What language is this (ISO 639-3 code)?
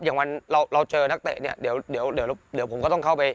tha